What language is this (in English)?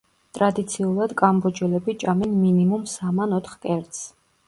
Georgian